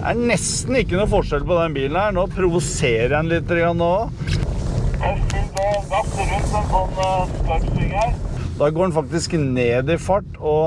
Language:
Norwegian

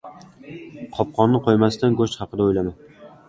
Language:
Uzbek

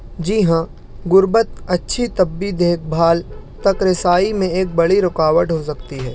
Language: Urdu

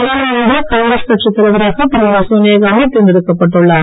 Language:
Tamil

